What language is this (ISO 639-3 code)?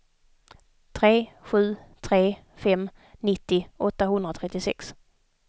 swe